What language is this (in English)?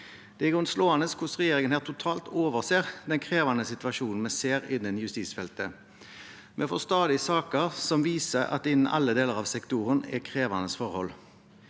Norwegian